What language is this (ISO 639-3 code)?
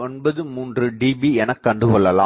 tam